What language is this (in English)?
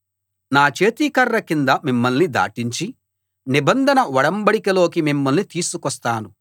Telugu